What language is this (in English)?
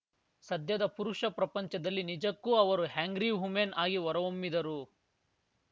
Kannada